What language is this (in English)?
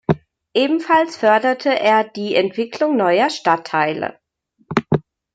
German